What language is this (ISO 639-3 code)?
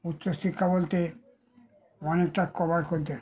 ben